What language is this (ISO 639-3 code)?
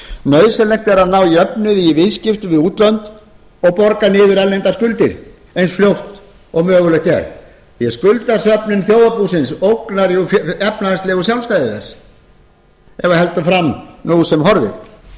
isl